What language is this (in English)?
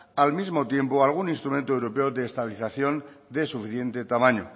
Spanish